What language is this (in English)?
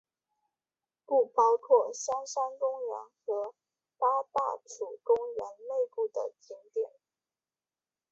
Chinese